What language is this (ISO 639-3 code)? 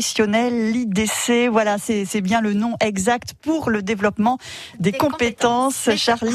fra